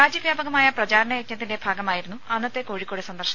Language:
Malayalam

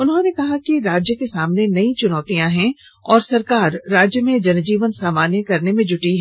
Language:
Hindi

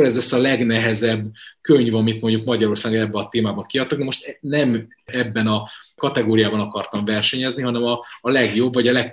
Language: Hungarian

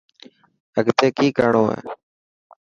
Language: Dhatki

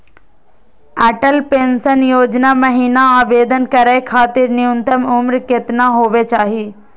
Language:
Magahi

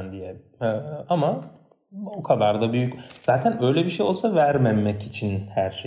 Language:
Turkish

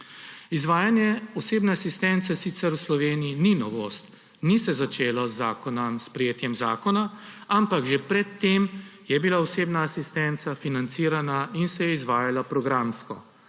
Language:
Slovenian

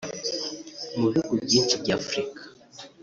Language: Kinyarwanda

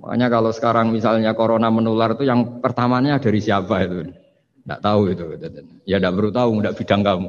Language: Indonesian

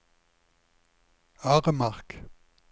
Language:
Norwegian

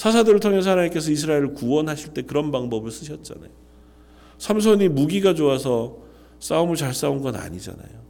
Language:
Korean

